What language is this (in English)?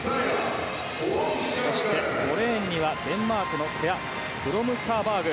Japanese